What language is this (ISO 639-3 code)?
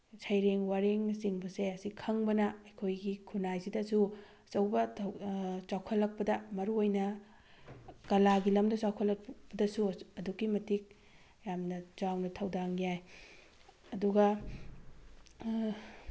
mni